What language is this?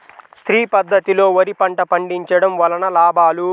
Telugu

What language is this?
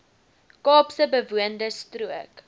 Afrikaans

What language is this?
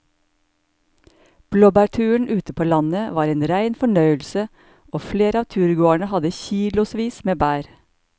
Norwegian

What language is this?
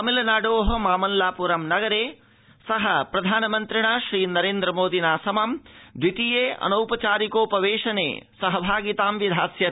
Sanskrit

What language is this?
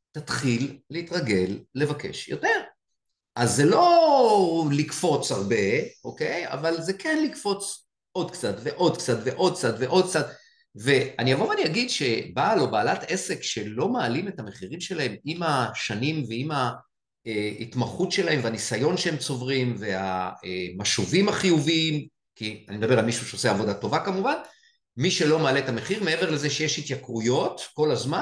Hebrew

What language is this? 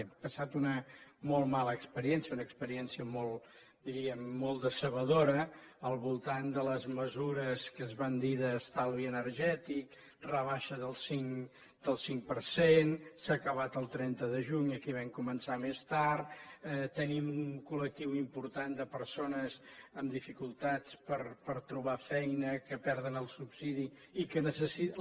Catalan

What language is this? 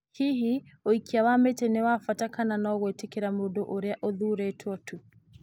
Kikuyu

